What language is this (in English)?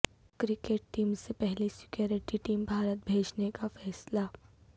Urdu